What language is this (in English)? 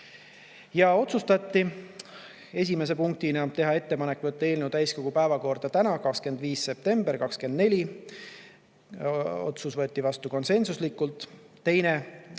Estonian